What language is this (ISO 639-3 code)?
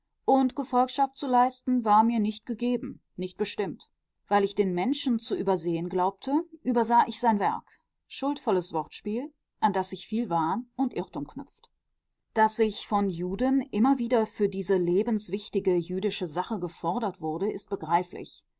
deu